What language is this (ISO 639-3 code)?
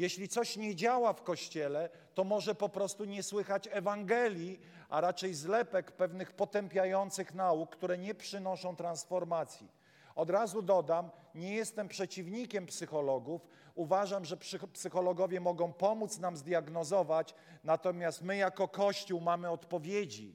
pol